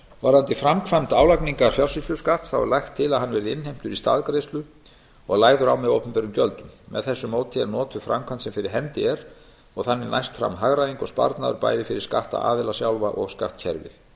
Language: Icelandic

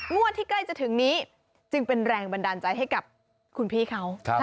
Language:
Thai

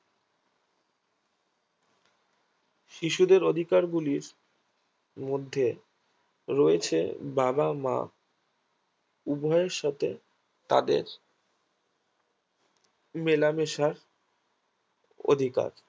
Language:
Bangla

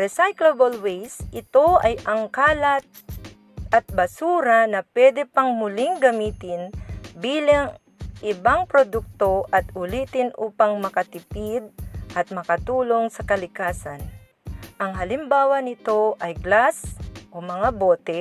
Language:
Filipino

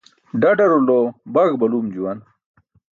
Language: Burushaski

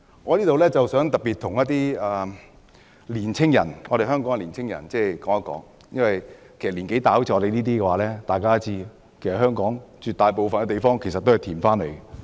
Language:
Cantonese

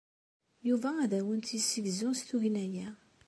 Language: Kabyle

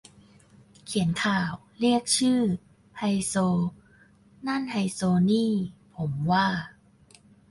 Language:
Thai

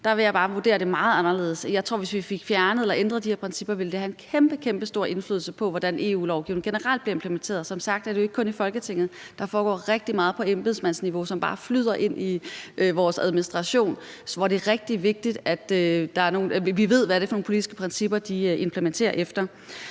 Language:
Danish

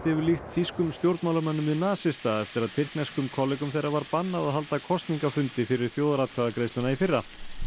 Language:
Icelandic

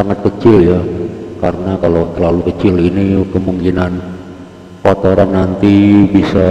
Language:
Indonesian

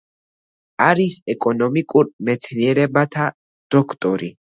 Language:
Georgian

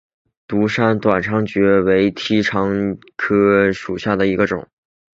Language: Chinese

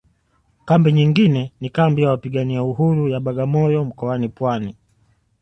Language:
Swahili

